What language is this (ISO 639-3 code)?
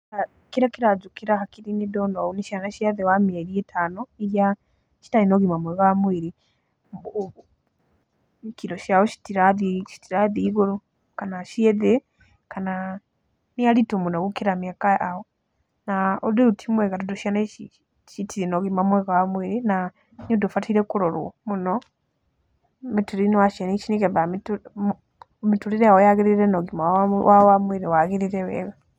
kik